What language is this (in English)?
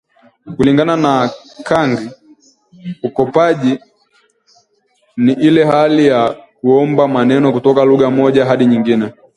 Swahili